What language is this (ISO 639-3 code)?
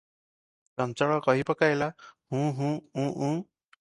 ori